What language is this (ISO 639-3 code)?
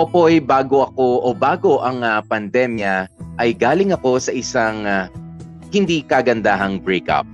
fil